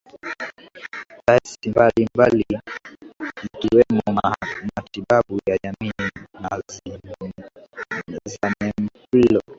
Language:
Swahili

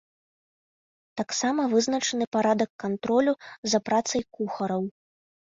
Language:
Belarusian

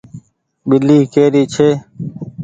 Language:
Goaria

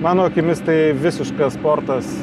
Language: Lithuanian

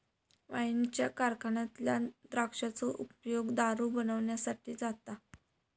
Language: Marathi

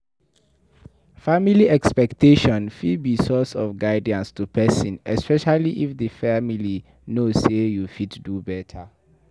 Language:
Nigerian Pidgin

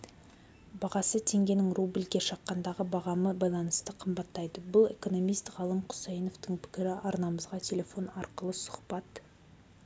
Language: Kazakh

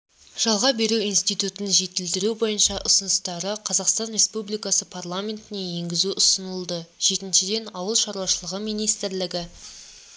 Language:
Kazakh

